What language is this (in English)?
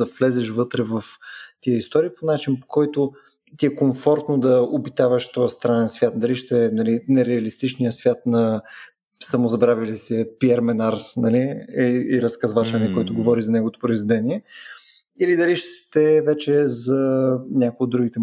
Bulgarian